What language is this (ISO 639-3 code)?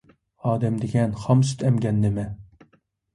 uig